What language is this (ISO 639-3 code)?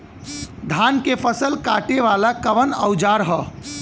bho